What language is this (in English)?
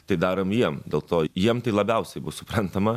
Lithuanian